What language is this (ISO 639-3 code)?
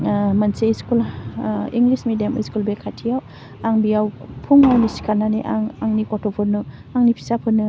brx